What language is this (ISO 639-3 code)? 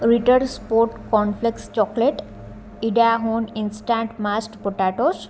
tel